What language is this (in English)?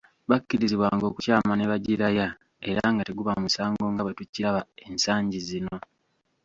Ganda